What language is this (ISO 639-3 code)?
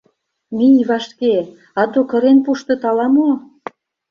chm